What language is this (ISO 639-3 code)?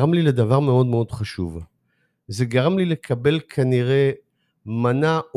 heb